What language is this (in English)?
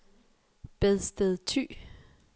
Danish